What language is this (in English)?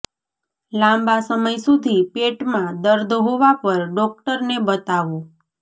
Gujarati